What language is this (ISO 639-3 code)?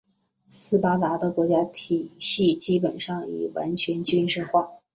zho